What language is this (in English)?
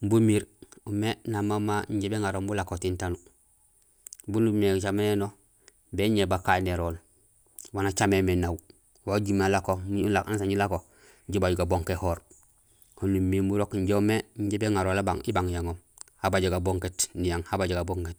Gusilay